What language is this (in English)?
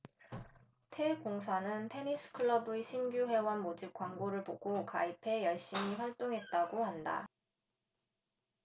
Korean